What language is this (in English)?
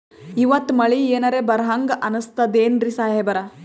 Kannada